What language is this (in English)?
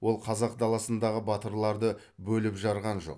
Kazakh